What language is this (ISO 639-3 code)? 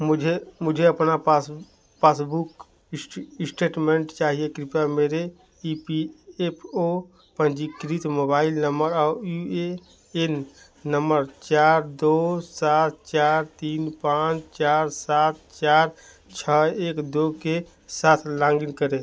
hin